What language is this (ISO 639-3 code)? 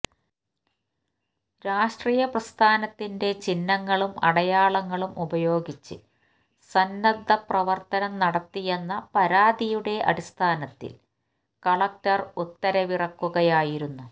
mal